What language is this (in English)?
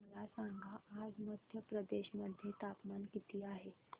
Marathi